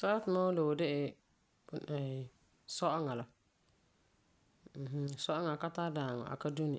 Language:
Frafra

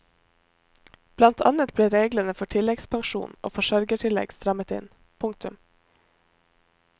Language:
Norwegian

